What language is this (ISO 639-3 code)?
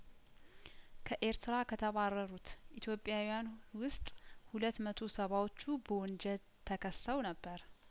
amh